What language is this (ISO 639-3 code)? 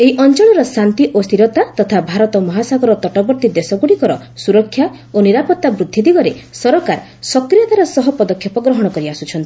ori